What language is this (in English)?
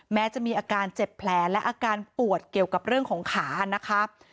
Thai